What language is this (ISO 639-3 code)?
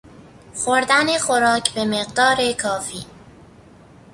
fas